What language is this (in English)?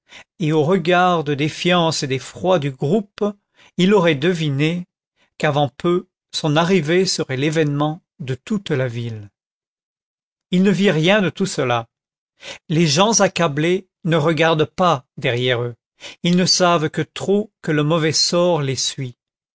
French